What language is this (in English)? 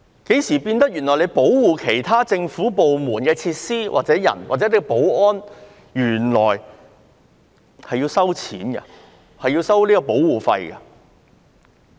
Cantonese